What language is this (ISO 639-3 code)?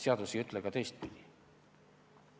est